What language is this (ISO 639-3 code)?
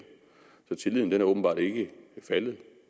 dan